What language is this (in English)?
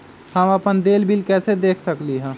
Magahi